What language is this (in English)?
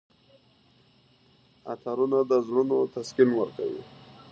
Pashto